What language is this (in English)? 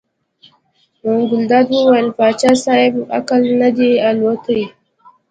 Pashto